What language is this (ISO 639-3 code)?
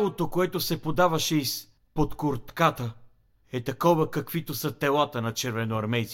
bul